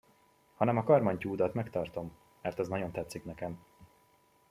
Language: Hungarian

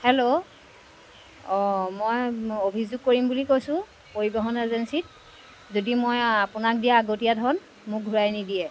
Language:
Assamese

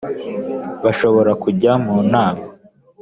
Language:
Kinyarwanda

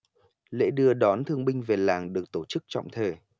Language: Vietnamese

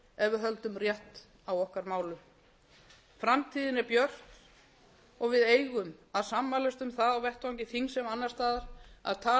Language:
Icelandic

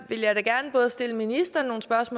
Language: Danish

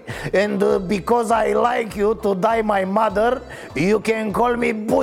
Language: Romanian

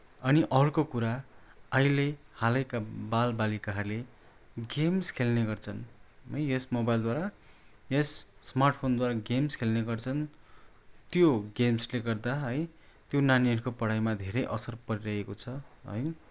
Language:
Nepali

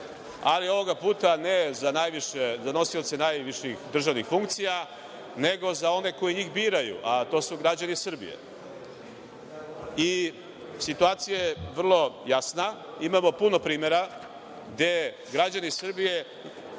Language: Serbian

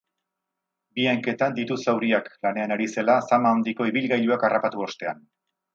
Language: Basque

